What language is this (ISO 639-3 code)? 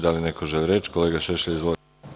srp